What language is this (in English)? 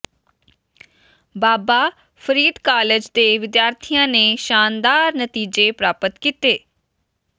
Punjabi